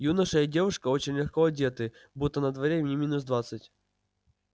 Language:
Russian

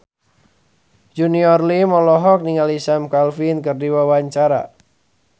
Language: Sundanese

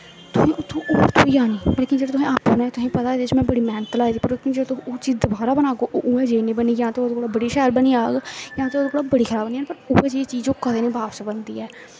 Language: Dogri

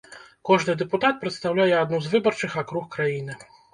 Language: Belarusian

